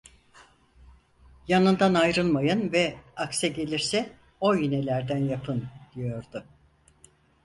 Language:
Turkish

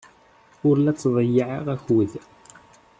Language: Kabyle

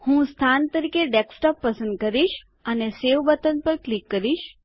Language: Gujarati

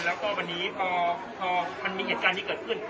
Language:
Thai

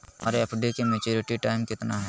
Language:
Magahi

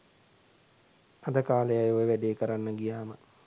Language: Sinhala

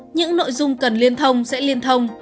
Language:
Vietnamese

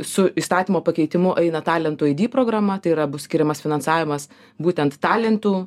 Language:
Lithuanian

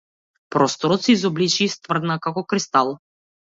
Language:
Macedonian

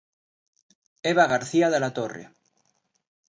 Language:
Galician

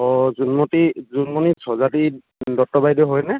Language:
Assamese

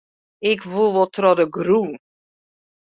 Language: Western Frisian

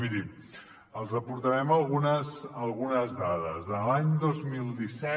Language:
Catalan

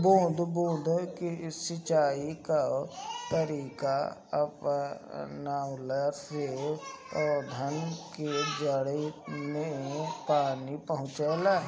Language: Bhojpuri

